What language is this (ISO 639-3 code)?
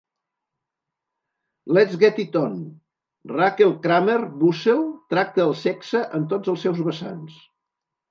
cat